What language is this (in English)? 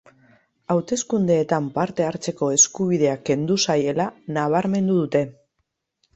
Basque